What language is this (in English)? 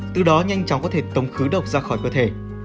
Vietnamese